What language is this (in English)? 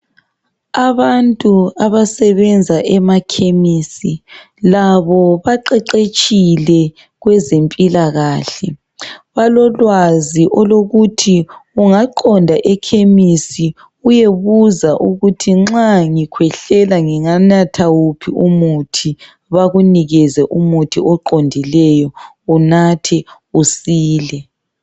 North Ndebele